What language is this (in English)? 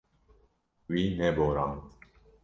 Kurdish